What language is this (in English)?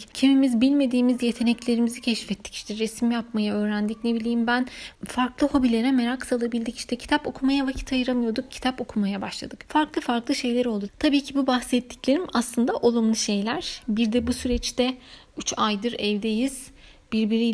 Turkish